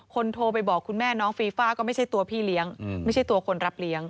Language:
Thai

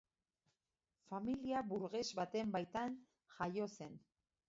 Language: Basque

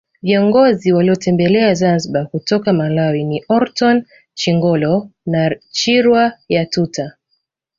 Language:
Swahili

